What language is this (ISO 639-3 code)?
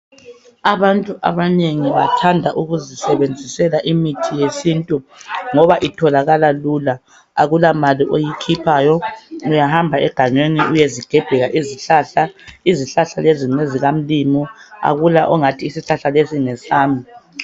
nde